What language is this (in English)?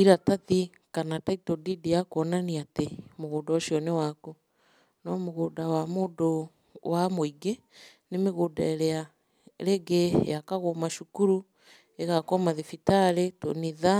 Kikuyu